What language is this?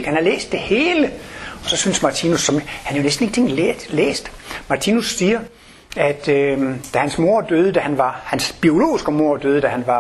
Danish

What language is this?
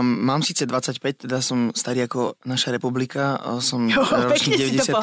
Slovak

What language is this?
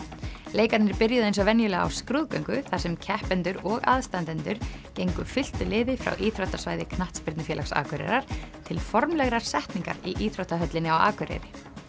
Icelandic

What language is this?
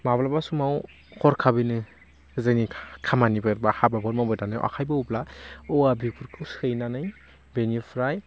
Bodo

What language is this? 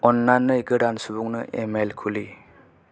Bodo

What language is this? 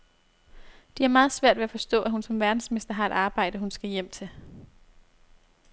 Danish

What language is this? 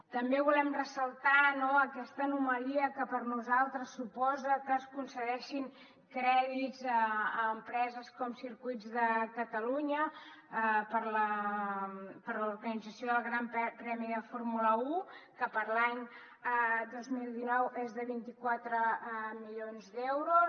Catalan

